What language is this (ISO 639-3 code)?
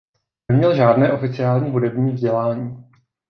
ces